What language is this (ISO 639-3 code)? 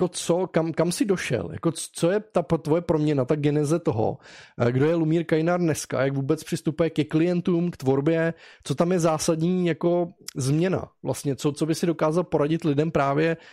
ces